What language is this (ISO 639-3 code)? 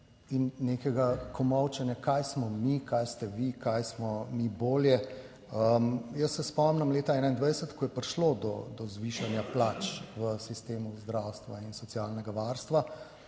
slv